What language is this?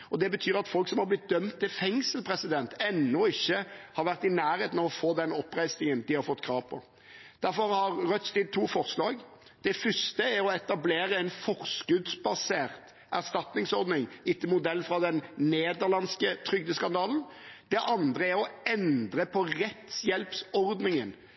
Norwegian Bokmål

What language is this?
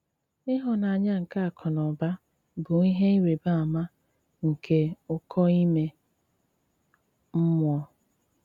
Igbo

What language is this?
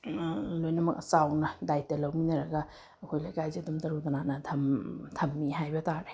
Manipuri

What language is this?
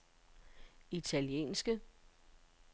Danish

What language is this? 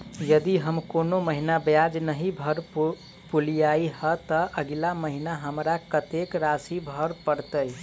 Maithili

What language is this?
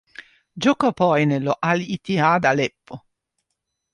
Italian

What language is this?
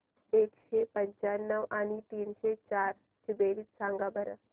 Marathi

